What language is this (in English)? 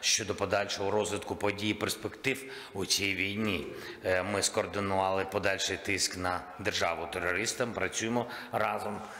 Ukrainian